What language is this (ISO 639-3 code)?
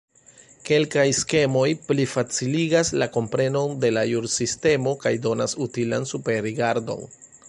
epo